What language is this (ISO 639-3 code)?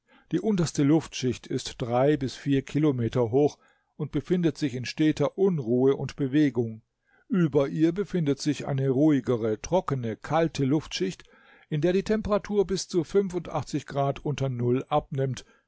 deu